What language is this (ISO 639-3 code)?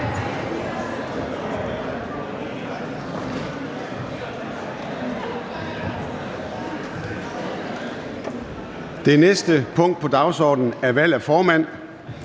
dan